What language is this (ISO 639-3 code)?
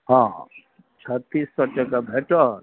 mai